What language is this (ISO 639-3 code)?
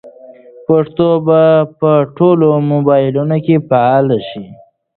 pus